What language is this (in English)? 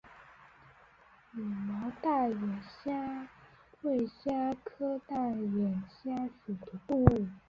Chinese